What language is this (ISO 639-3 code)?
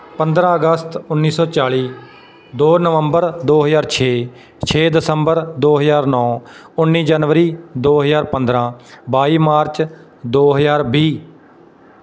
pan